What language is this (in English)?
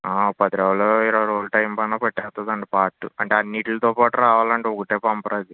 Telugu